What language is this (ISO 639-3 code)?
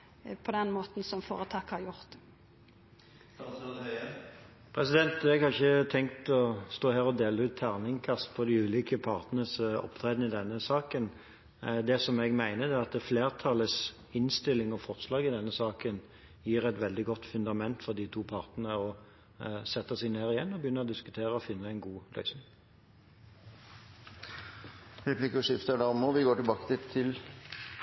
nor